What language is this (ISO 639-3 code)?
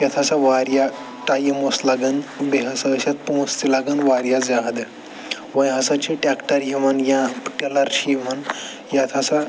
kas